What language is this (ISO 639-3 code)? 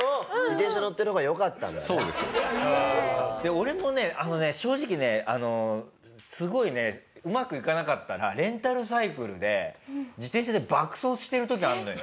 jpn